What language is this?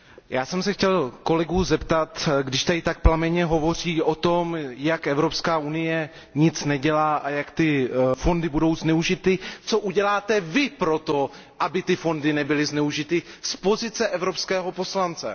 Czech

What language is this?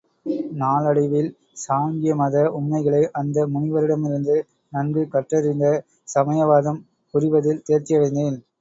Tamil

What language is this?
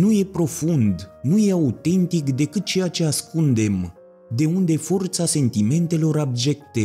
Romanian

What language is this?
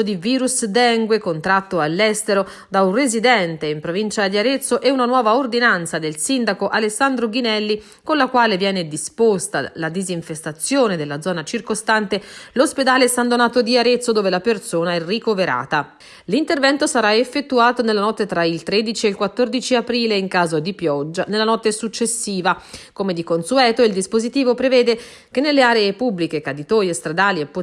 Italian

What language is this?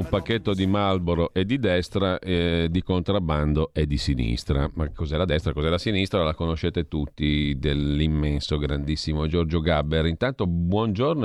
Italian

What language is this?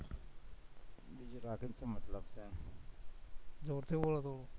Gujarati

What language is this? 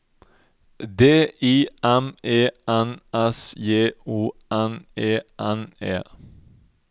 Norwegian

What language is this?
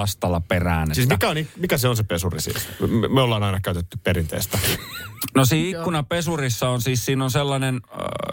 Finnish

